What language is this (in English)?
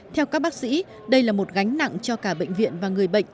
Vietnamese